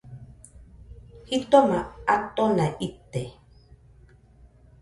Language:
Nüpode Huitoto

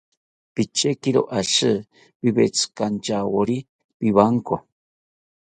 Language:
South Ucayali Ashéninka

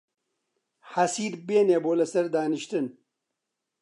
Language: Central Kurdish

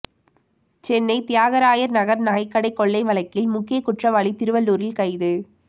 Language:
Tamil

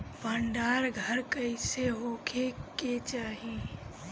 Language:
Bhojpuri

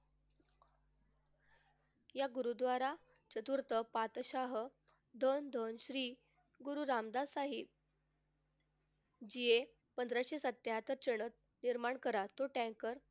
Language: Marathi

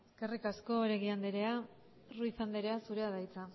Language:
Basque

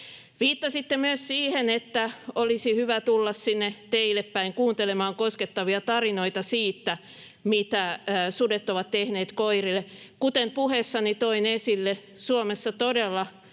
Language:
Finnish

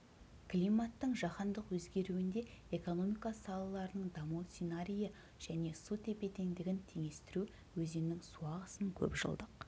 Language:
Kazakh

